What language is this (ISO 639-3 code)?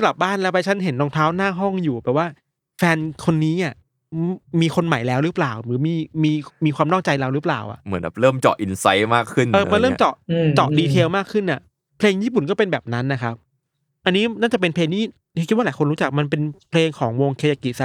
tha